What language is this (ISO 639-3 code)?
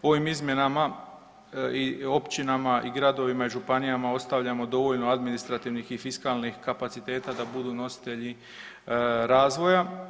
hrv